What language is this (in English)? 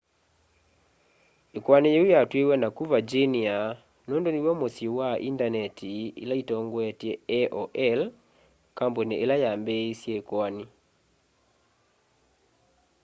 Kamba